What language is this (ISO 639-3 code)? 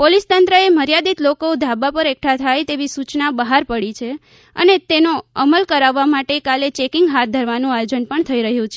guj